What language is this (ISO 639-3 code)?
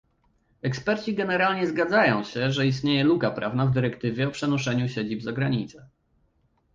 pol